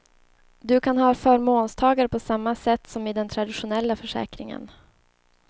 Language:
Swedish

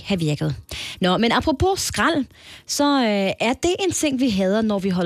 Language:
Danish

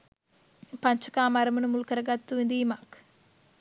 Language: Sinhala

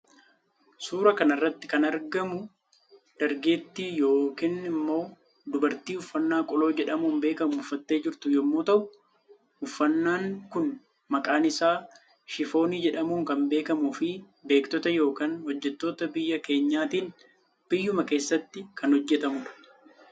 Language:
Oromo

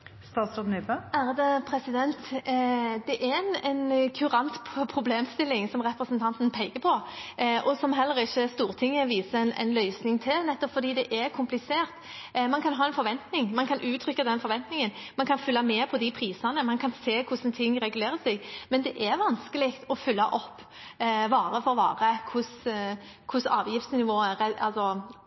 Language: Norwegian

